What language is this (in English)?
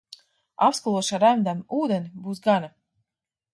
Latvian